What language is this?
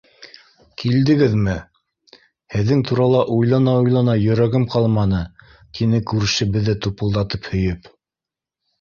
Bashkir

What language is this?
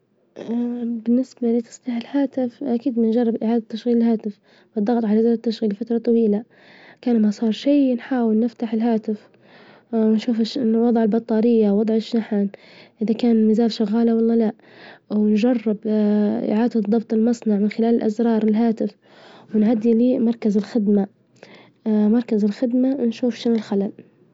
Libyan Arabic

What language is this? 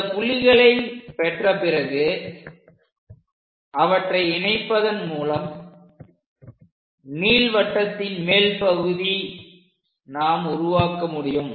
Tamil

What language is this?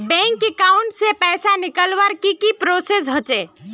Magahi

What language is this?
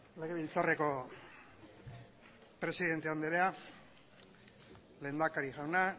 Basque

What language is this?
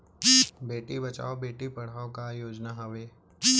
Chhattisgarhi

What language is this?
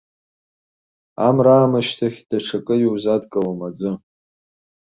Abkhazian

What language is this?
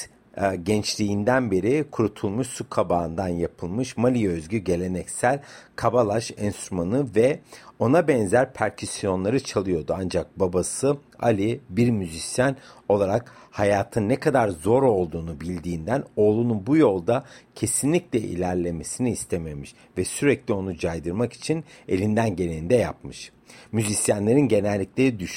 Turkish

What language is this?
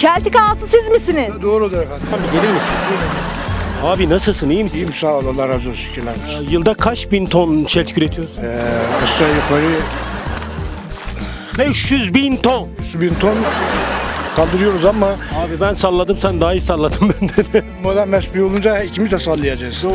Turkish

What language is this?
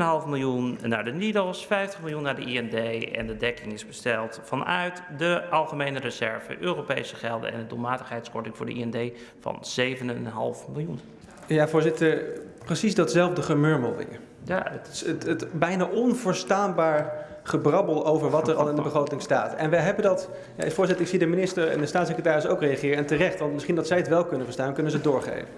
Dutch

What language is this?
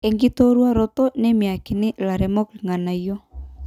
Masai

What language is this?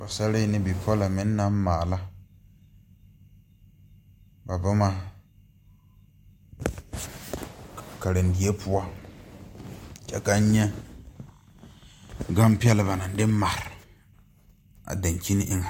Southern Dagaare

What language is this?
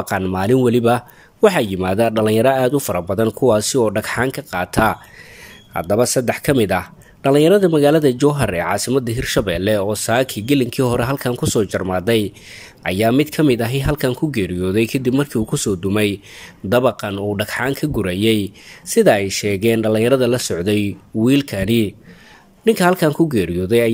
Arabic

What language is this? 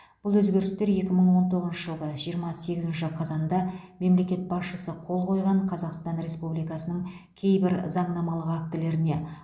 Kazakh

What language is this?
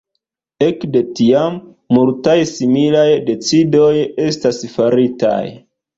Esperanto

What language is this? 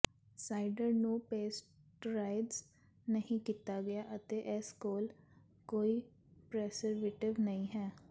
Punjabi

